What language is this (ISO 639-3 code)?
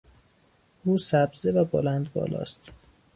fas